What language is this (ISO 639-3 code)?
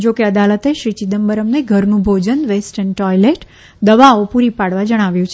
guj